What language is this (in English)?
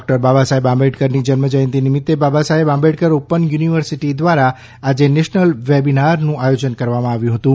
Gujarati